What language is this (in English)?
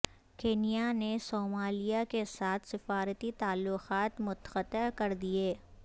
Urdu